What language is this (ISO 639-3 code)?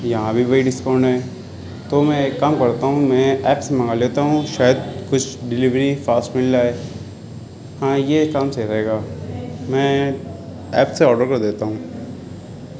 urd